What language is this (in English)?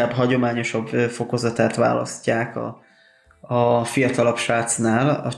Hungarian